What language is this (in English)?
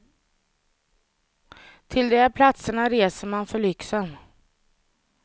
Swedish